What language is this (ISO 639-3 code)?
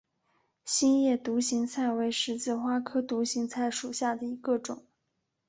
zho